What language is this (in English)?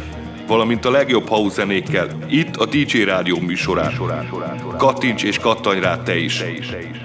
Hungarian